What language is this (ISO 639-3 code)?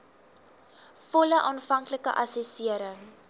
afr